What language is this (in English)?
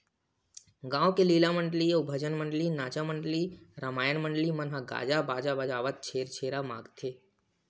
Chhattisgarhi